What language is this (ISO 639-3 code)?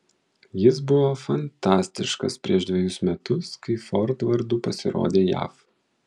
lit